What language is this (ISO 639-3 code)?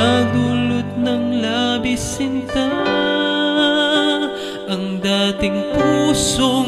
ara